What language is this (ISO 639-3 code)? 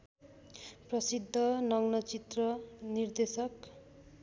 nep